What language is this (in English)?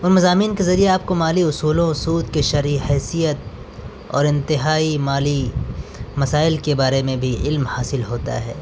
Urdu